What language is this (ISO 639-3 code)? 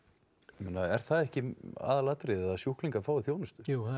isl